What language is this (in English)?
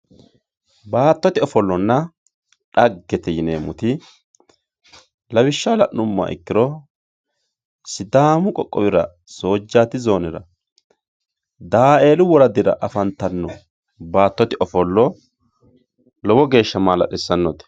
Sidamo